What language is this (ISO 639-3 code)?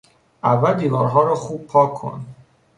fas